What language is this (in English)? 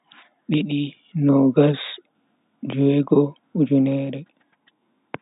Bagirmi Fulfulde